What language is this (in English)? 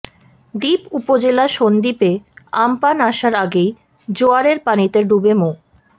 Bangla